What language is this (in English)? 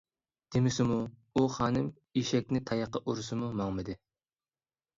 Uyghur